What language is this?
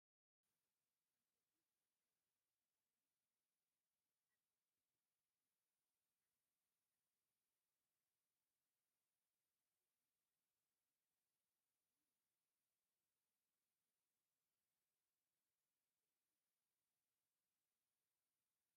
Tigrinya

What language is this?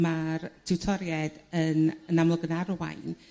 Welsh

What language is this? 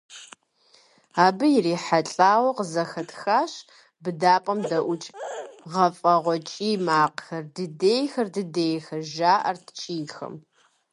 Kabardian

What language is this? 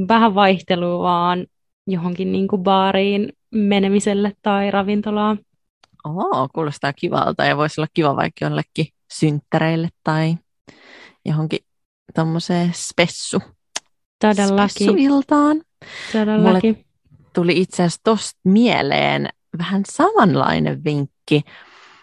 Finnish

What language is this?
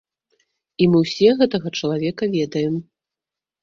Belarusian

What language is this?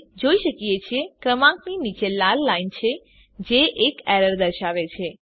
Gujarati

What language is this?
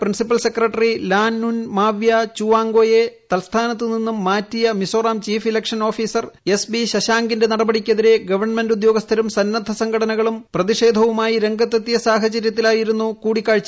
Malayalam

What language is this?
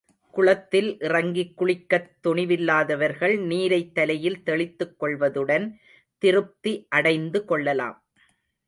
Tamil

